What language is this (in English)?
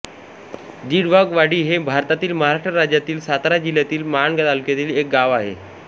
Marathi